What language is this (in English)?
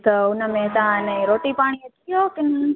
Sindhi